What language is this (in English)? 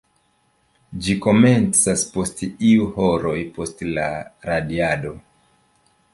Esperanto